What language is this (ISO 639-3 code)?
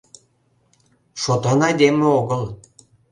chm